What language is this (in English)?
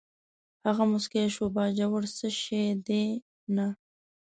Pashto